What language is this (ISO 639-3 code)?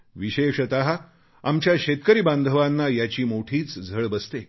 mar